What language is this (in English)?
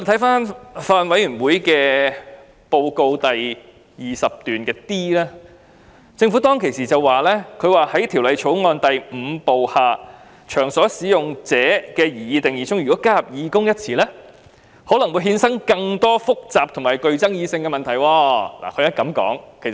Cantonese